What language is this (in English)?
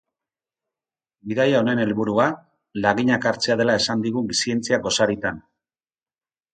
Basque